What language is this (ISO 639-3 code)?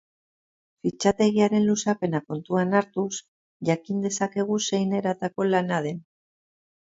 eus